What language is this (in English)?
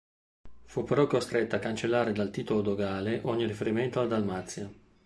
Italian